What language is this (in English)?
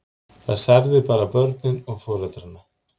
Icelandic